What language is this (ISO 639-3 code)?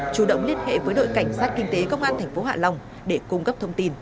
vie